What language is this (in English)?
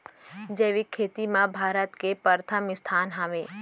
Chhattisgarhi